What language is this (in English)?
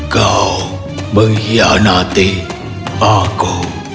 Indonesian